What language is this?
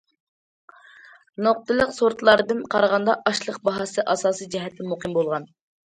Uyghur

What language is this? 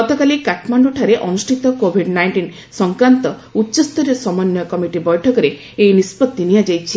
Odia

